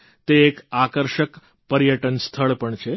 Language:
Gujarati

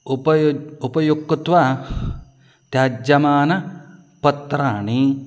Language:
Sanskrit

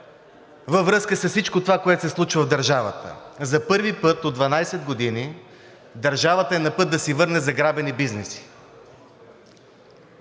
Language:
Bulgarian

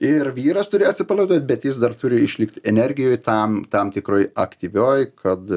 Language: Lithuanian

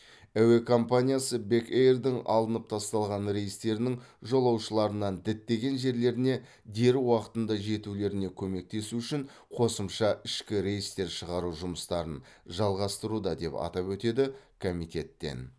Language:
Kazakh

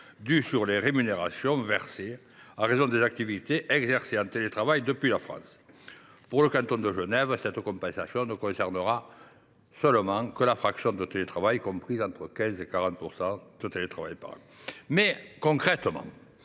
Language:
French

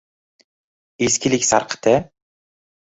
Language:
Uzbek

